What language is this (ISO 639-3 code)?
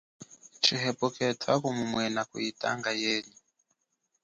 cjk